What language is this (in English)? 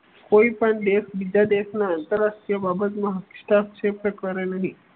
Gujarati